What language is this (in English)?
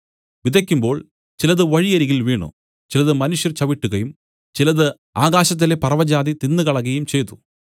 Malayalam